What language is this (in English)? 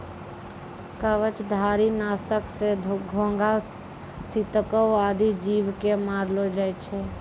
Maithili